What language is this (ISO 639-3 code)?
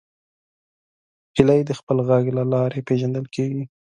pus